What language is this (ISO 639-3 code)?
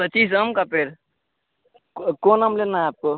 hin